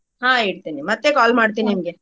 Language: Kannada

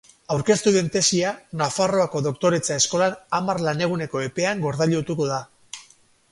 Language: Basque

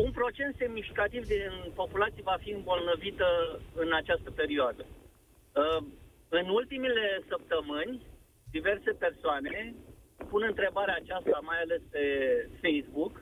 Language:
Romanian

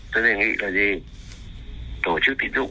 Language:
Vietnamese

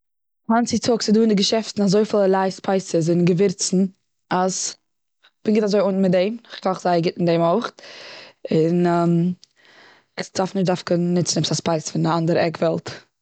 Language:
Yiddish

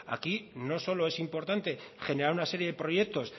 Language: Spanish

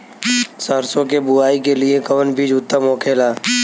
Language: Bhojpuri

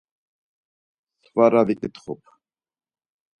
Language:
Laz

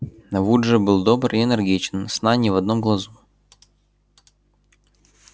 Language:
Russian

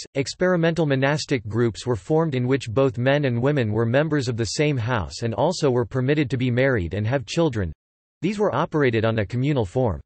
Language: English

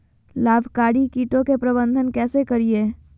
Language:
Magahi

